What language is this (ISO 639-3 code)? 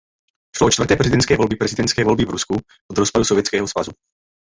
ces